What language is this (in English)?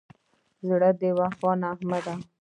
Pashto